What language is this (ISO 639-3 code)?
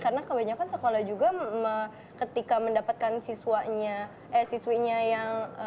ind